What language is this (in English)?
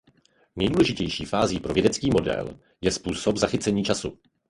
Czech